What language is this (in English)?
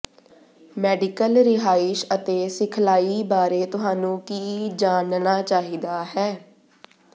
Punjabi